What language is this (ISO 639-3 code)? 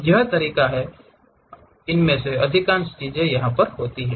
hin